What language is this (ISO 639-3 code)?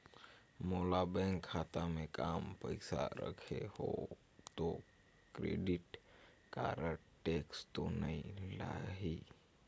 hne